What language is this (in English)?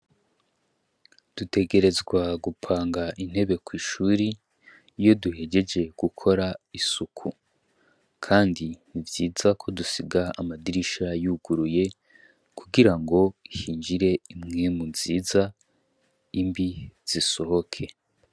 Rundi